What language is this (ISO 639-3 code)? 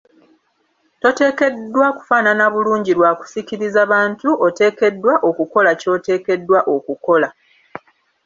lug